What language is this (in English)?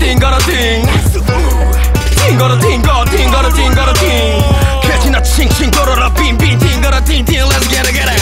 Italian